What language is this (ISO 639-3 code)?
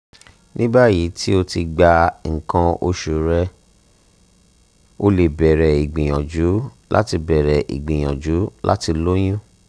yor